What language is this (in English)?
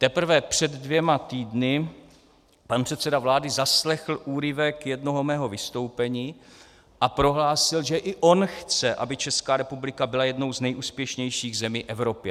Czech